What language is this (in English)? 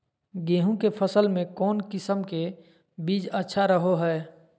Magahi